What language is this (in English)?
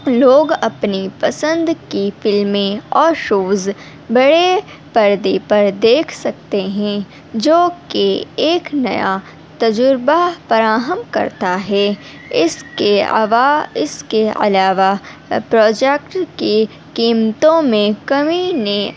Urdu